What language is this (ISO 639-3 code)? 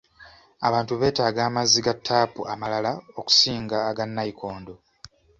lug